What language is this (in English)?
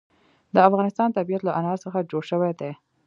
Pashto